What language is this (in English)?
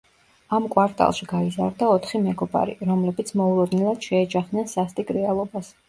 Georgian